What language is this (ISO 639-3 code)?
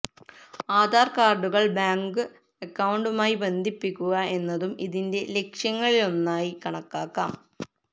mal